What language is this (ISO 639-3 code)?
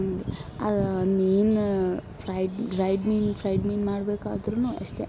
kan